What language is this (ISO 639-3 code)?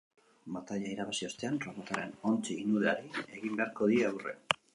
eus